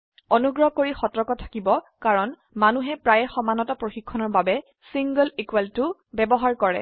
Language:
Assamese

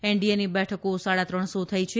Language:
Gujarati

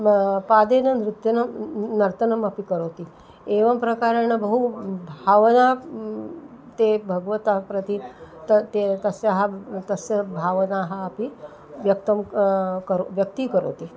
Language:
Sanskrit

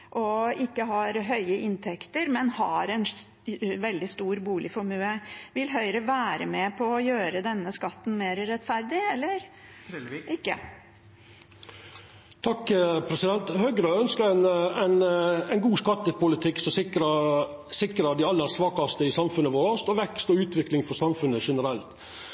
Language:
Norwegian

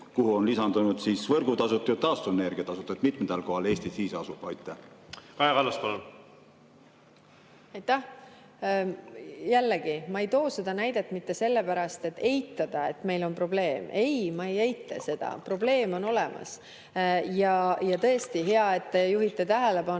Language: Estonian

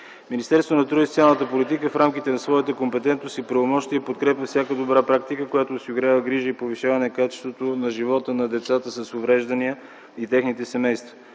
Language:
Bulgarian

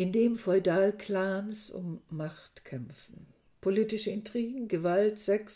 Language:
German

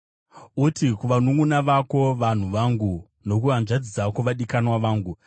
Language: Shona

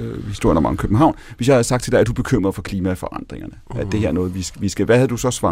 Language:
Danish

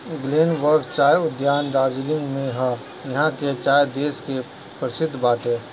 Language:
Bhojpuri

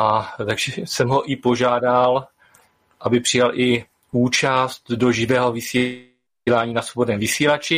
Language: Czech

